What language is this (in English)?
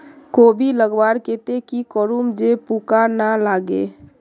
Magahi